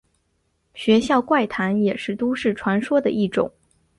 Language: Chinese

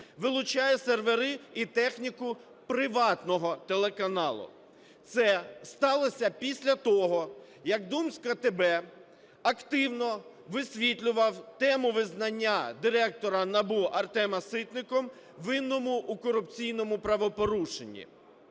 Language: Ukrainian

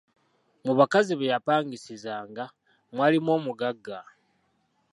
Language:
Ganda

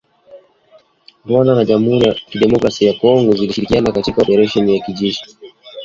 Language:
Swahili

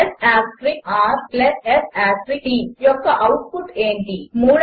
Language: Telugu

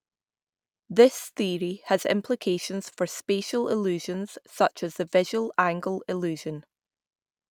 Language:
English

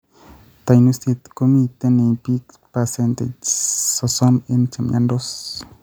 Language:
Kalenjin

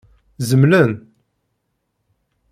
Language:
Kabyle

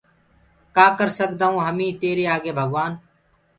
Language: Gurgula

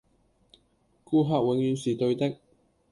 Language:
Cantonese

